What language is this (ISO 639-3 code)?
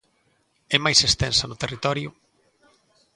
glg